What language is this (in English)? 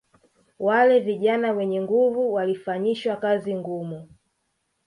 Swahili